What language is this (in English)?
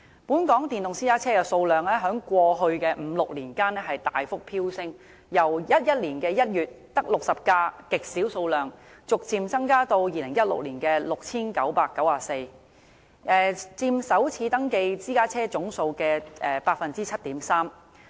Cantonese